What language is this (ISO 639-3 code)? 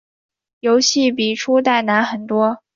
zho